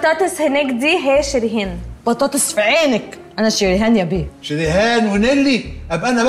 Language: Arabic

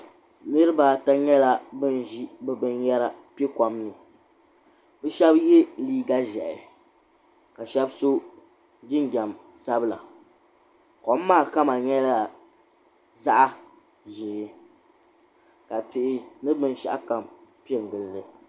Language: Dagbani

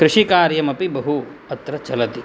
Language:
Sanskrit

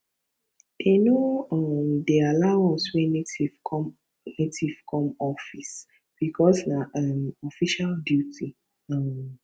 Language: Nigerian Pidgin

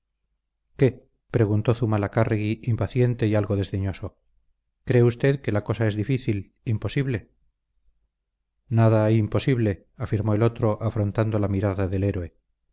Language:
Spanish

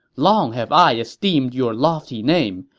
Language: English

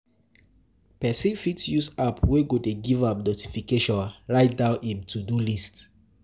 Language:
Nigerian Pidgin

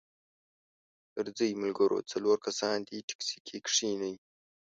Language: Pashto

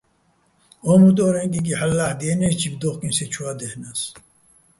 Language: Bats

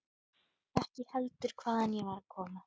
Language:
Icelandic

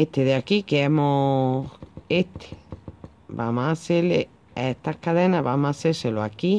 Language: Spanish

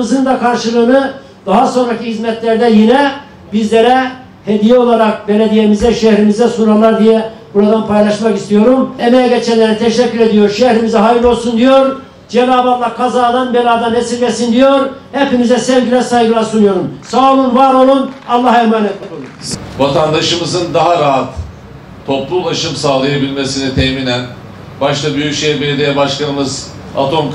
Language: Turkish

